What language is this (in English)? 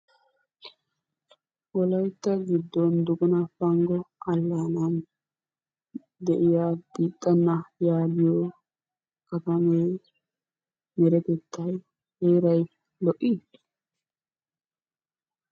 Wolaytta